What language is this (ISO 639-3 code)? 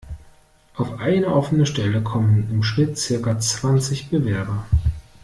deu